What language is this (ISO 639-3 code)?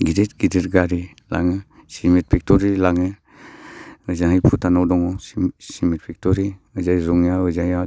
brx